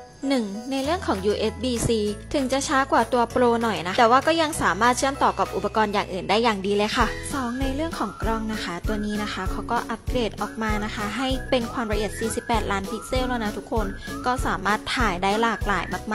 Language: Thai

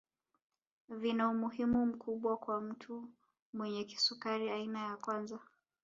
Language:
Swahili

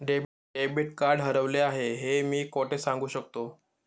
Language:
Marathi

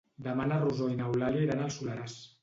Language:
Catalan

